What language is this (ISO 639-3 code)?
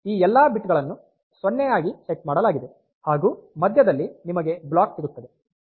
kan